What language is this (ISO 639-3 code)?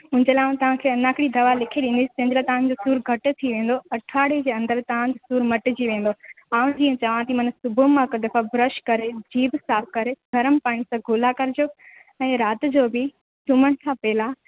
snd